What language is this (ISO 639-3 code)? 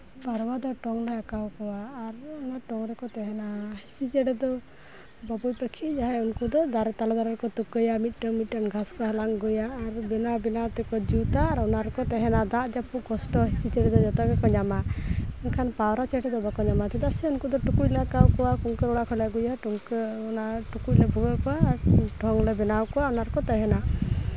sat